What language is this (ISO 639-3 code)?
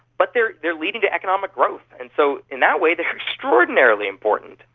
eng